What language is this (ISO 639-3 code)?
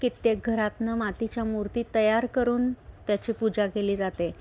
mar